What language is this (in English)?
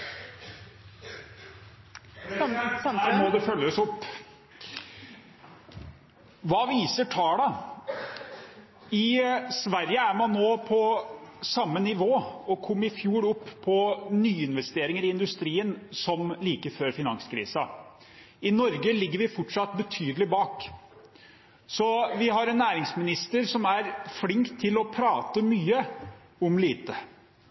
Norwegian